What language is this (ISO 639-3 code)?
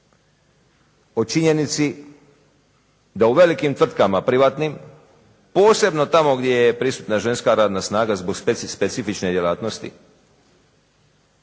hrv